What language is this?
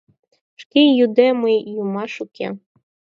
Mari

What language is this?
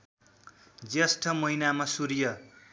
Nepali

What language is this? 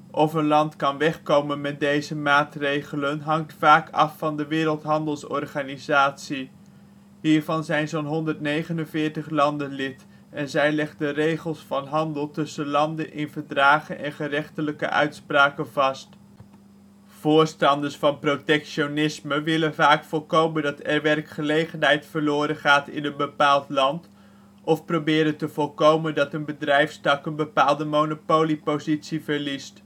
Dutch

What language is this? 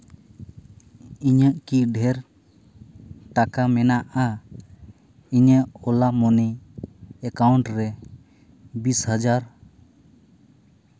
Santali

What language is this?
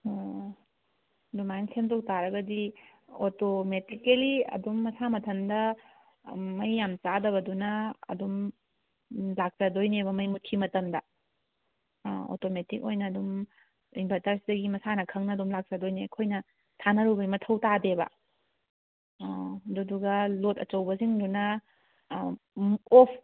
Manipuri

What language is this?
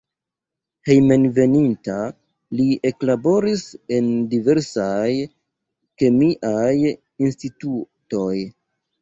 Esperanto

